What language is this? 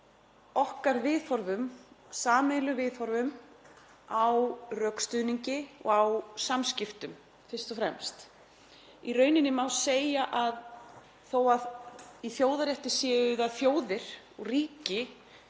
Icelandic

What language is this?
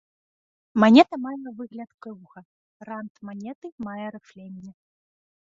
Belarusian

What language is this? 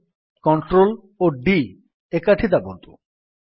Odia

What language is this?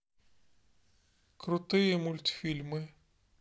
Russian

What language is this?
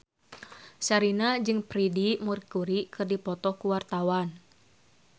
Sundanese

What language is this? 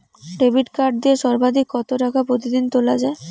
Bangla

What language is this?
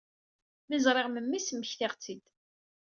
Kabyle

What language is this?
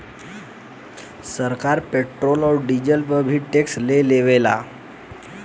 Bhojpuri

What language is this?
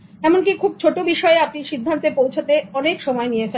Bangla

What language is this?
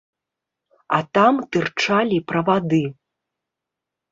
Belarusian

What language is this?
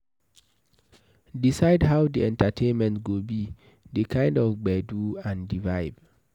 Nigerian Pidgin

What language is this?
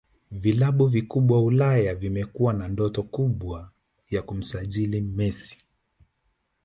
Swahili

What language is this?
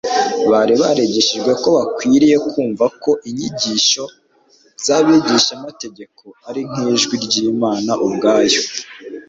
Kinyarwanda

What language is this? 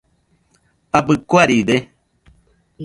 Nüpode Huitoto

